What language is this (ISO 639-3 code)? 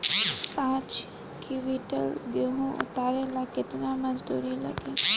bho